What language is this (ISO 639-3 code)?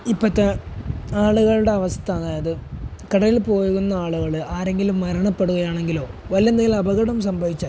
mal